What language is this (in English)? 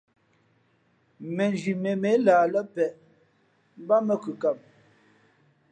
Fe'fe'